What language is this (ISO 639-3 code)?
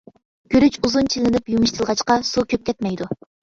uig